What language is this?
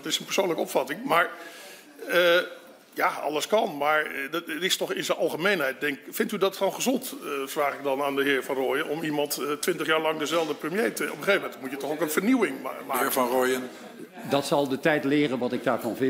Dutch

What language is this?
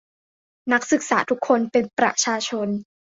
Thai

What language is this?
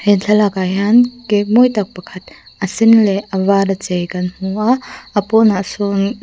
Mizo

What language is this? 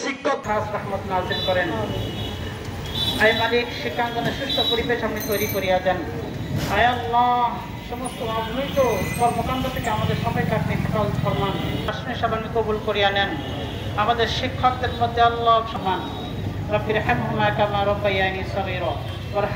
Bangla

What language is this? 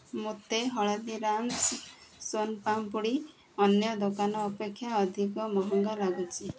Odia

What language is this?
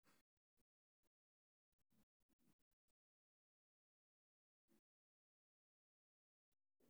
Somali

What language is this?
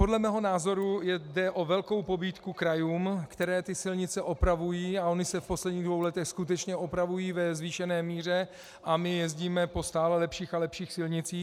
Czech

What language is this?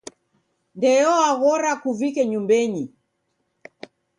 Taita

